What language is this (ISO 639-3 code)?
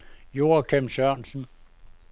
dan